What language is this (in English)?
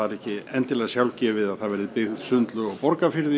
Icelandic